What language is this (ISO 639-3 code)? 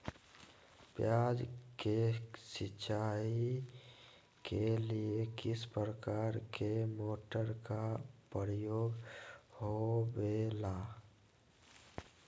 mag